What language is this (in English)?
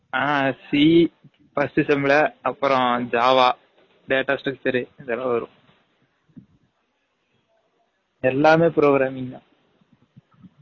Tamil